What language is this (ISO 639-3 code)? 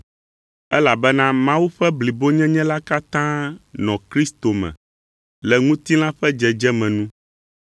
ewe